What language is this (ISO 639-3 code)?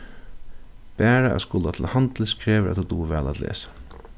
fao